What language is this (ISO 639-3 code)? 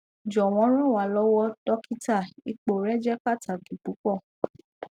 yor